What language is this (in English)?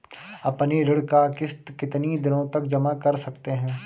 Hindi